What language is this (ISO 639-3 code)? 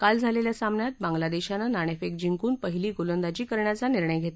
mar